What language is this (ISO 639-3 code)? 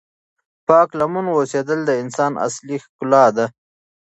pus